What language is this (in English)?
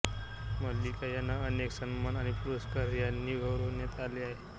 Marathi